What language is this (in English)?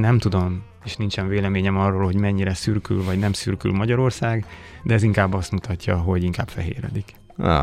Hungarian